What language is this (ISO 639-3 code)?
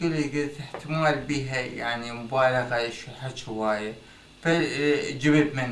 ara